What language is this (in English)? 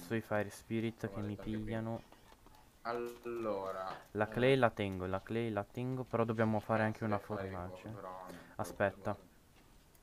Italian